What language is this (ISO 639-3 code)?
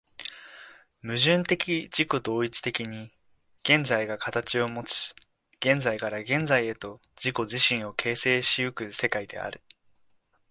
jpn